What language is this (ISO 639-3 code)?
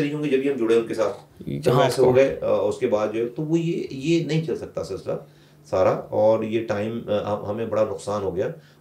urd